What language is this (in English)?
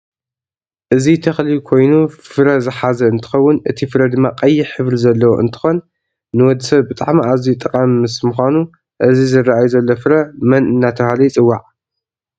Tigrinya